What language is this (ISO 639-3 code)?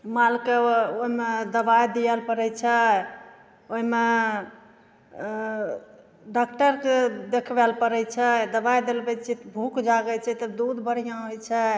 mai